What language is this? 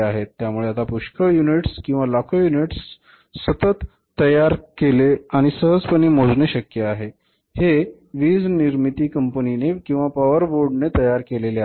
Marathi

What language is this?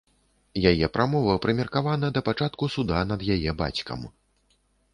Belarusian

